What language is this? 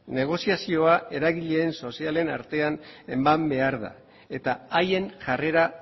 Basque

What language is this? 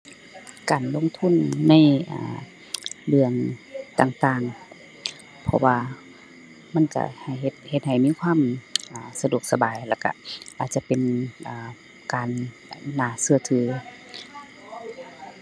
Thai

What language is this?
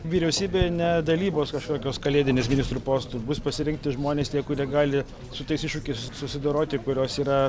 Lithuanian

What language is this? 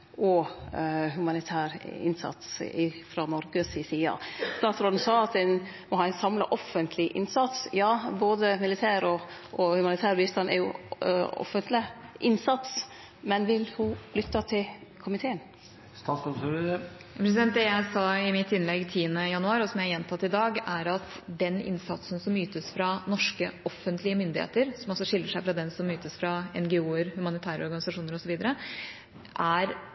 Norwegian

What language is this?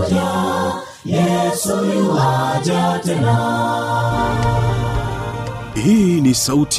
Swahili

